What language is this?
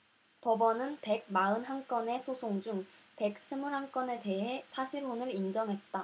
Korean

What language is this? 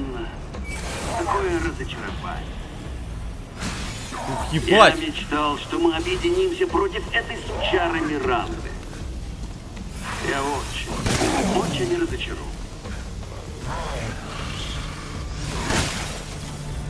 Russian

